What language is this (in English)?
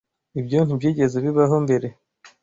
Kinyarwanda